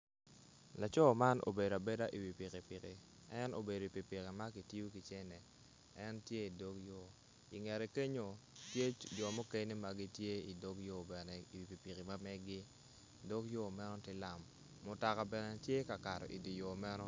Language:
Acoli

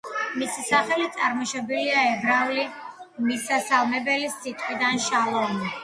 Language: Georgian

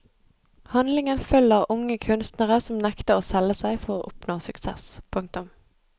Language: Norwegian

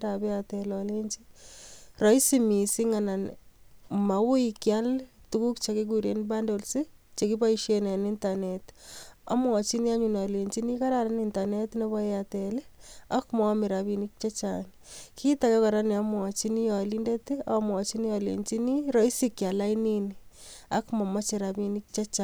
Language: Kalenjin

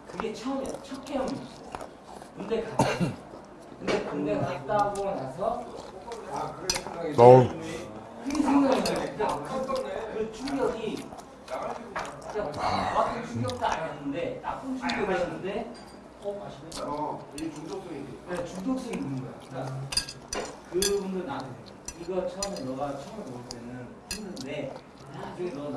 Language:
Korean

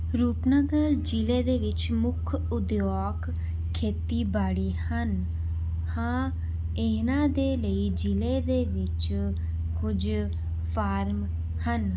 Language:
Punjabi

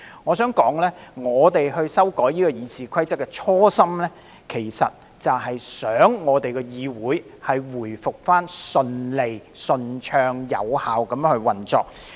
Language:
Cantonese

